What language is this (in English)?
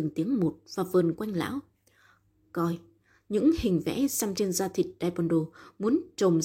Vietnamese